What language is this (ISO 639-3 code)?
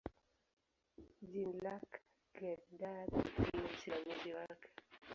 swa